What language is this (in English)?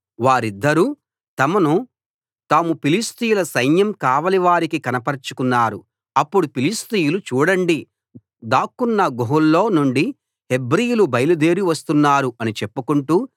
Telugu